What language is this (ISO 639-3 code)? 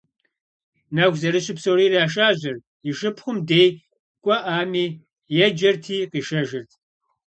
kbd